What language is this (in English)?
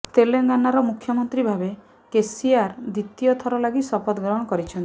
Odia